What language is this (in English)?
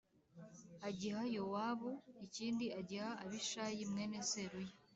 Kinyarwanda